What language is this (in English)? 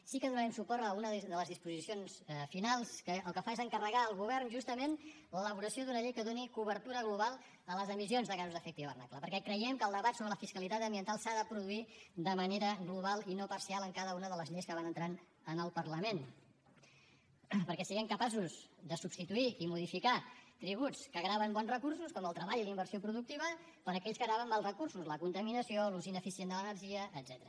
Catalan